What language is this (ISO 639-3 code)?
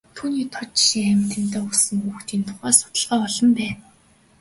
mon